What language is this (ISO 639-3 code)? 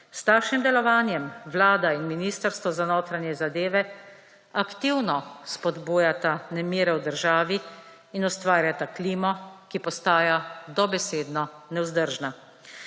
slv